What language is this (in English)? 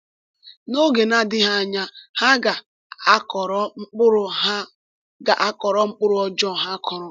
Igbo